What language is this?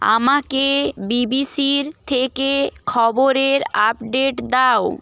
Bangla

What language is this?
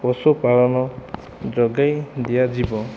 Odia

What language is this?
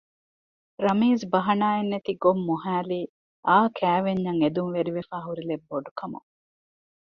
Divehi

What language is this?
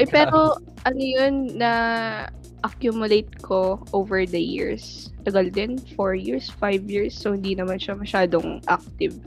Filipino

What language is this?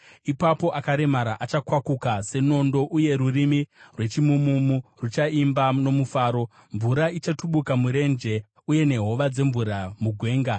Shona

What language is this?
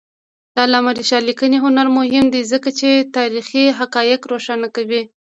Pashto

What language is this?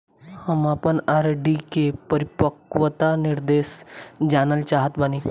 Bhojpuri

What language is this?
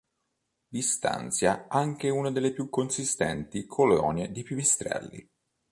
Italian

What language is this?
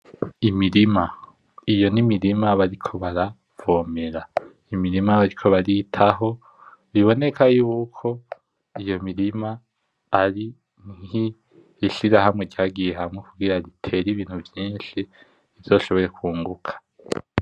Rundi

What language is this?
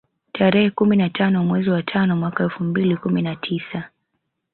Swahili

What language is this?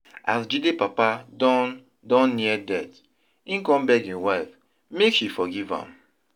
Nigerian Pidgin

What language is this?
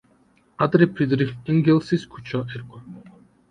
Georgian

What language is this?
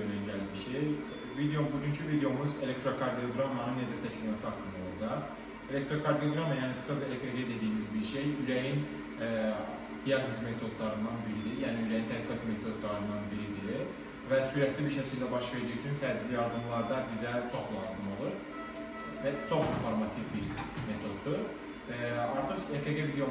Turkish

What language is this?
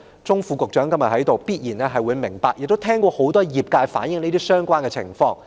Cantonese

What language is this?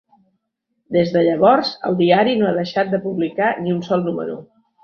Catalan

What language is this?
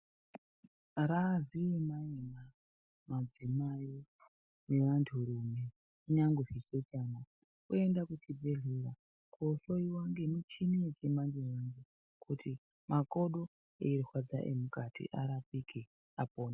Ndau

